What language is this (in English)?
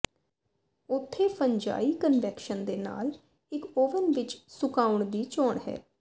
Punjabi